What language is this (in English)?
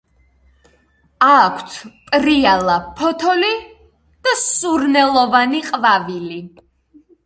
Georgian